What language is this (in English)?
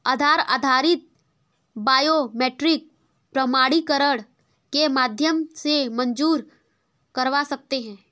Hindi